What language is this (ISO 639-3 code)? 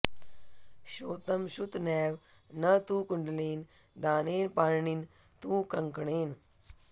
san